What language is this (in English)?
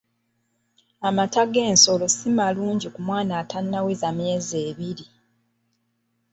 Ganda